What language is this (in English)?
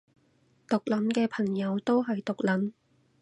Cantonese